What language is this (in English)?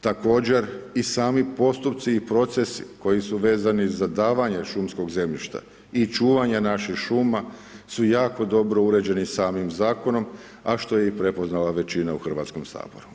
Croatian